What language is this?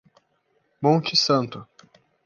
Portuguese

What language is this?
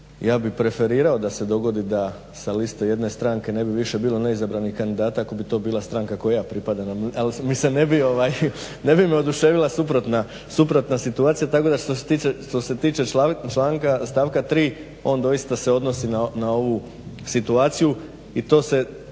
Croatian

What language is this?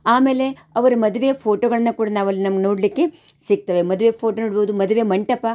Kannada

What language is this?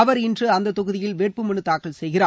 Tamil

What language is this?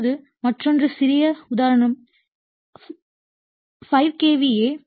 Tamil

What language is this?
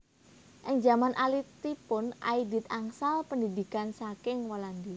Javanese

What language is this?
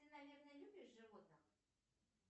Russian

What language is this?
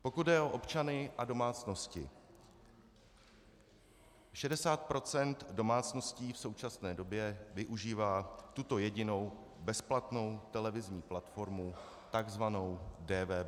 Czech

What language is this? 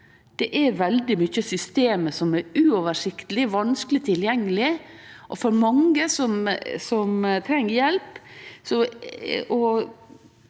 Norwegian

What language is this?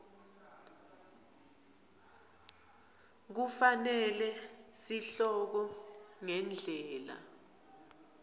Swati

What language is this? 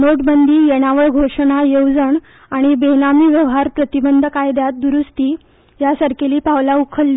Konkani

